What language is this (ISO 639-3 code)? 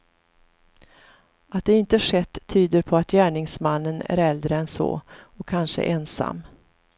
swe